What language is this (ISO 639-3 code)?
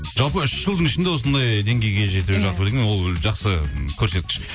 kaz